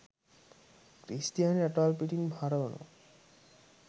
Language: Sinhala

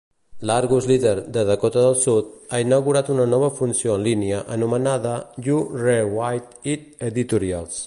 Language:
Catalan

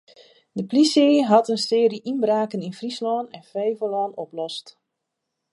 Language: Western Frisian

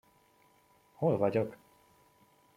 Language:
Hungarian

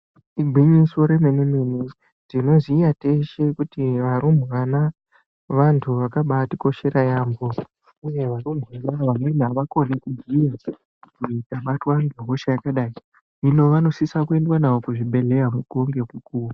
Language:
Ndau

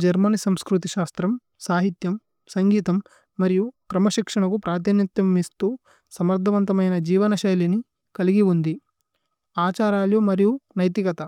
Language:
Tulu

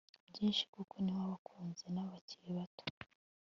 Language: Kinyarwanda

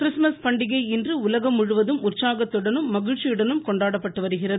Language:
Tamil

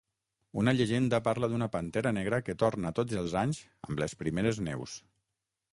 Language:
Catalan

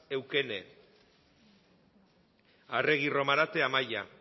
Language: Basque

